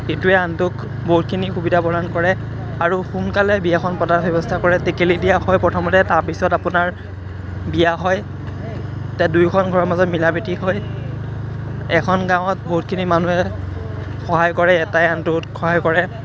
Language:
Assamese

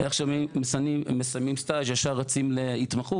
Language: Hebrew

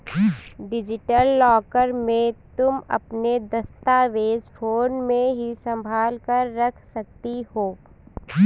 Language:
Hindi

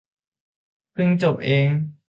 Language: Thai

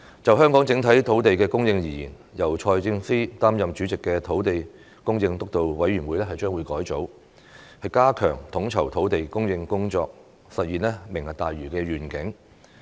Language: Cantonese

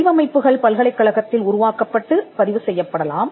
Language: Tamil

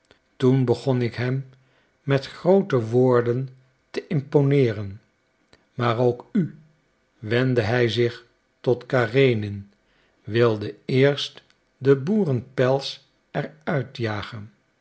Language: Dutch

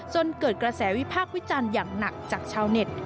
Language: Thai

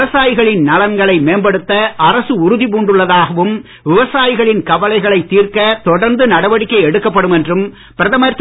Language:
Tamil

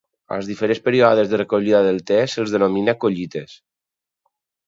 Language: Catalan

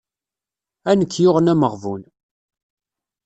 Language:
Kabyle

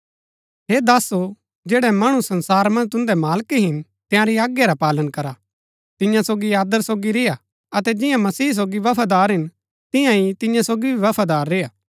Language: Gaddi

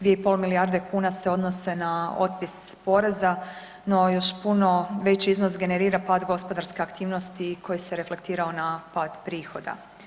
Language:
Croatian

